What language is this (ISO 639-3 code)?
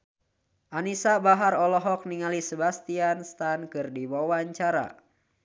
sun